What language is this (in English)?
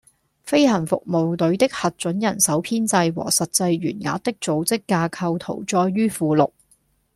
Cantonese